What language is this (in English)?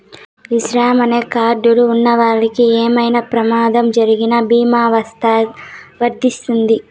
Telugu